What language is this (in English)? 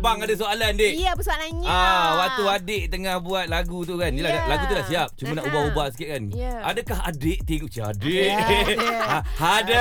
Malay